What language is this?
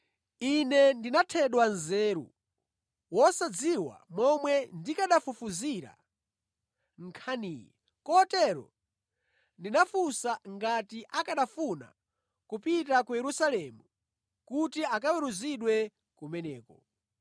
Nyanja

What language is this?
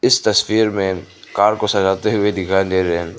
Hindi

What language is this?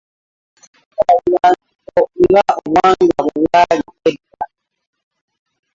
Ganda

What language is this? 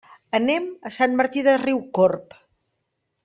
Catalan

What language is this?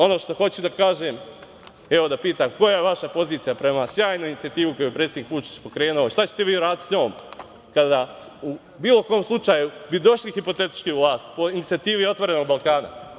Serbian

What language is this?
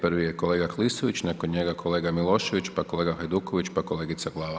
Croatian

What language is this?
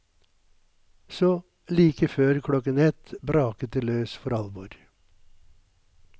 Norwegian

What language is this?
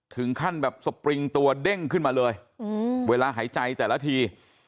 Thai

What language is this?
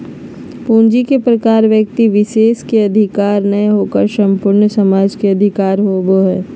Magahi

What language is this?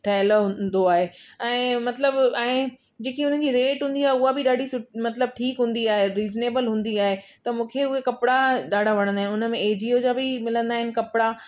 Sindhi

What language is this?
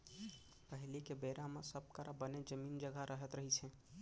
Chhattisgarhi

